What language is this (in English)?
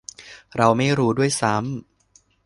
Thai